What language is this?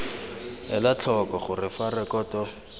Tswana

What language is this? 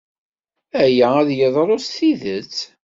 Kabyle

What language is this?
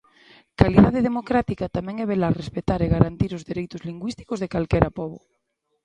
Galician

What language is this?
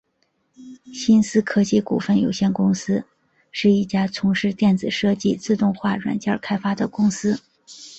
Chinese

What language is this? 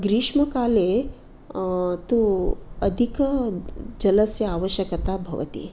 Sanskrit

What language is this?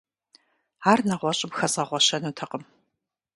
Kabardian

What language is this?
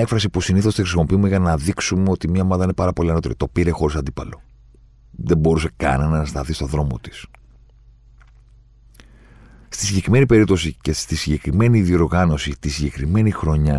Greek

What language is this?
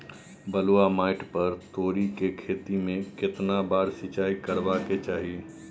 Maithili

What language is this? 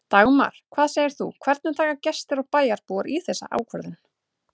Icelandic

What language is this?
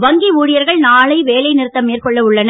Tamil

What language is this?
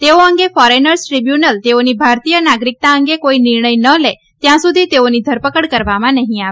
Gujarati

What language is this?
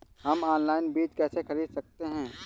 Hindi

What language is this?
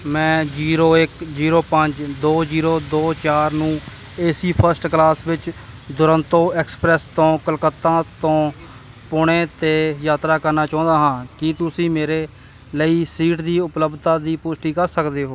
Punjabi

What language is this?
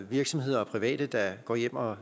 Danish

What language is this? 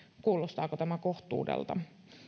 Finnish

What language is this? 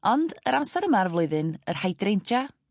Welsh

